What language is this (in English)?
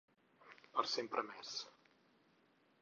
Catalan